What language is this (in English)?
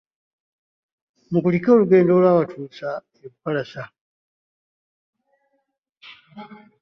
Ganda